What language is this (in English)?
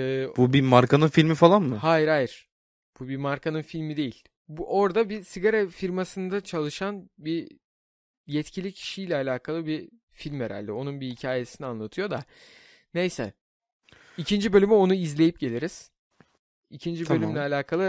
Turkish